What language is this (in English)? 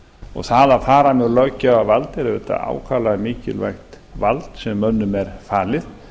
Icelandic